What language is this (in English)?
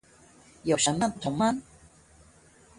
Chinese